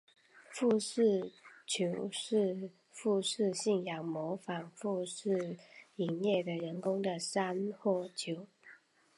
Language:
Chinese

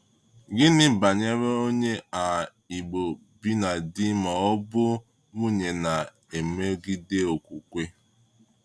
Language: Igbo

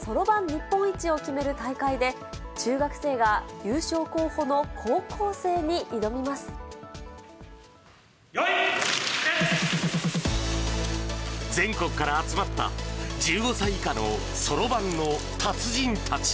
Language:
Japanese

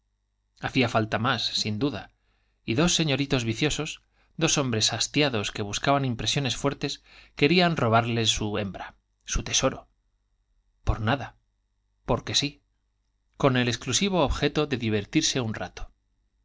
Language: Spanish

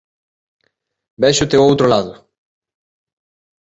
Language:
Galician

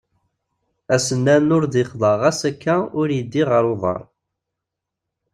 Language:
Kabyle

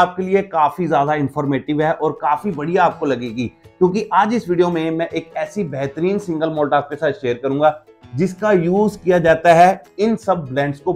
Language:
Hindi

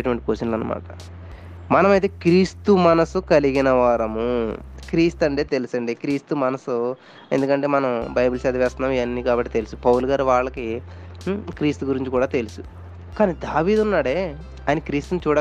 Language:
Telugu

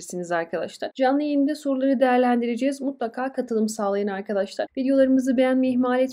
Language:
Turkish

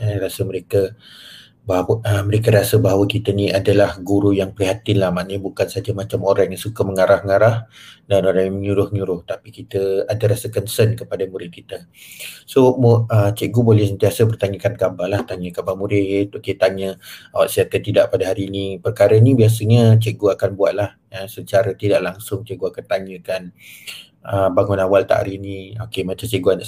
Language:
Malay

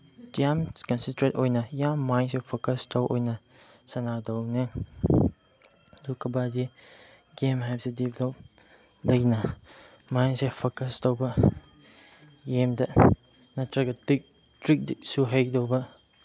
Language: Manipuri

